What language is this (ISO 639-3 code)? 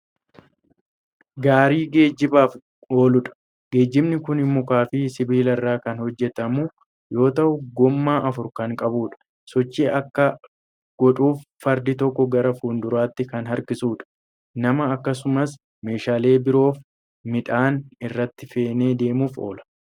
orm